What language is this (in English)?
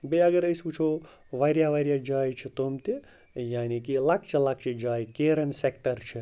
Kashmiri